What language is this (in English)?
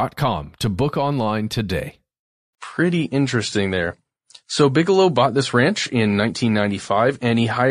English